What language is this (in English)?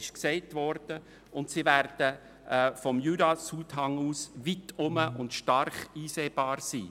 Swiss German